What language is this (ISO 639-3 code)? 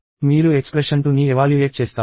tel